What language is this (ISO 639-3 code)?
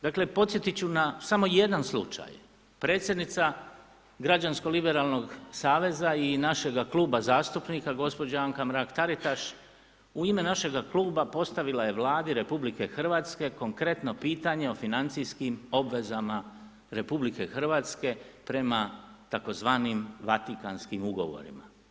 hrv